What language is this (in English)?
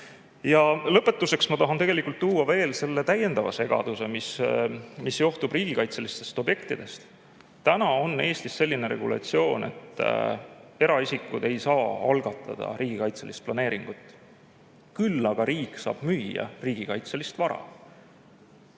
Estonian